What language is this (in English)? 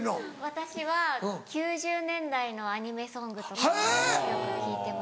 Japanese